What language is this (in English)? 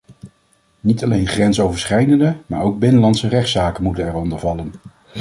Dutch